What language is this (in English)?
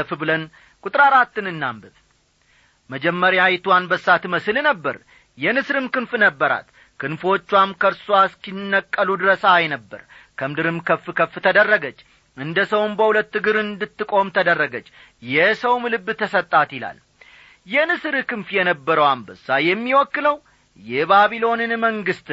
Amharic